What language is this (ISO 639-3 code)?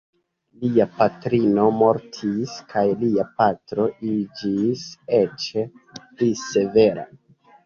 epo